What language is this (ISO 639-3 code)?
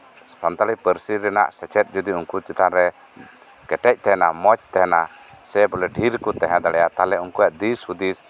sat